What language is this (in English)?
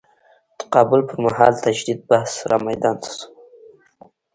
Pashto